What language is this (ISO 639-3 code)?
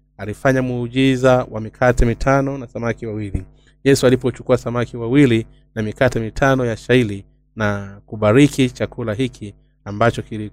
swa